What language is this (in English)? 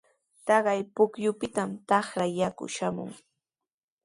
Sihuas Ancash Quechua